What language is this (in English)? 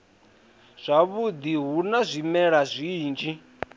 Venda